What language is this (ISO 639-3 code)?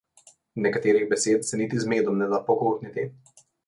slv